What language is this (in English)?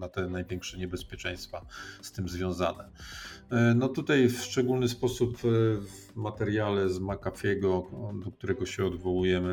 Polish